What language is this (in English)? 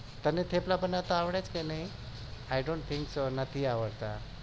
Gujarati